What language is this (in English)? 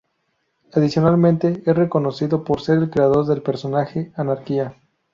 Spanish